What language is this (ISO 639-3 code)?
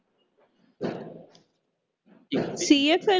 pan